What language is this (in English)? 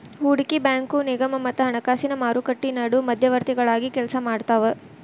Kannada